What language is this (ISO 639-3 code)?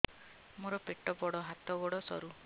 ori